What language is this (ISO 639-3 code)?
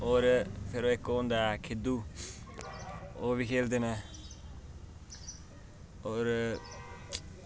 doi